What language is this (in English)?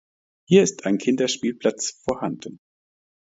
German